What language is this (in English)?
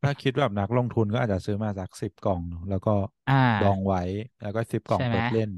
Thai